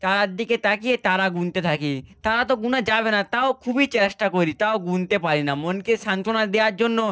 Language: Bangla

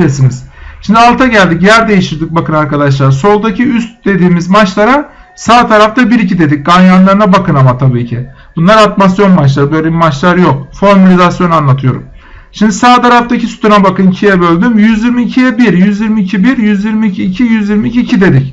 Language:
Turkish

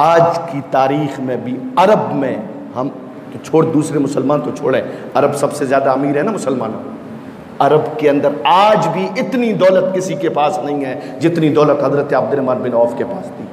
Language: Hindi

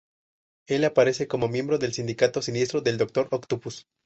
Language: Spanish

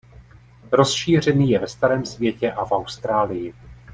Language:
Czech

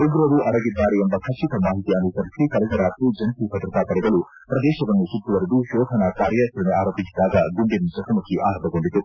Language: Kannada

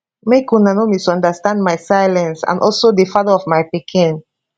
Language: Nigerian Pidgin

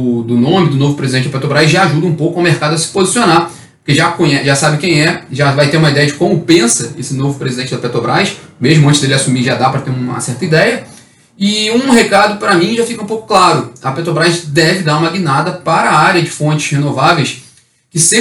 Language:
Portuguese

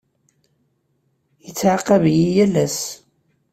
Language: Kabyle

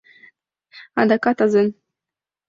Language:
Mari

